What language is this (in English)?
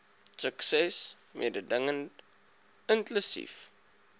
Afrikaans